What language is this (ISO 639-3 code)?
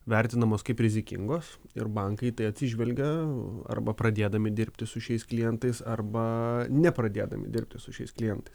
lit